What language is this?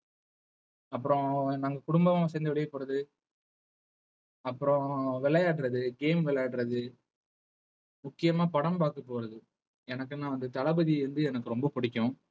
Tamil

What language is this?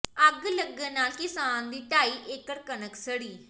Punjabi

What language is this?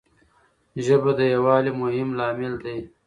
Pashto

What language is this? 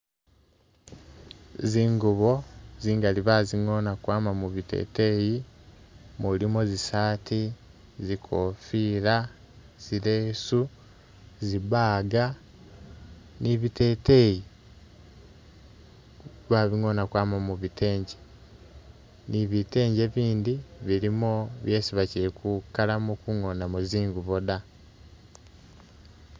Masaaba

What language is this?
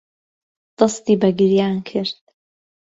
Central Kurdish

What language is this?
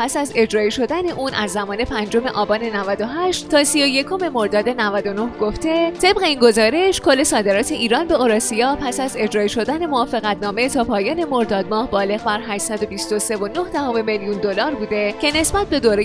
Persian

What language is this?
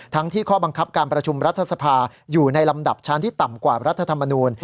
Thai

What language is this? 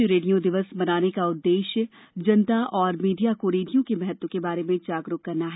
Hindi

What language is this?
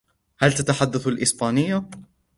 Arabic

